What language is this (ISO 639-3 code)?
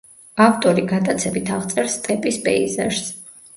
kat